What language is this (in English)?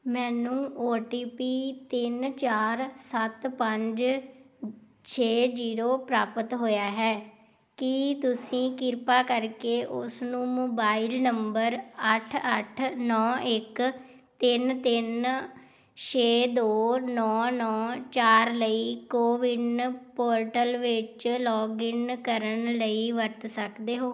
Punjabi